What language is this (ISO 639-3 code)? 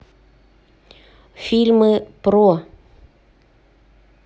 rus